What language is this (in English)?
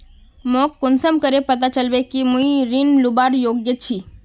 Magahi